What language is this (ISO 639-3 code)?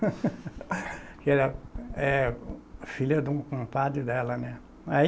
por